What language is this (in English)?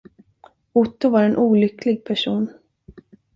Swedish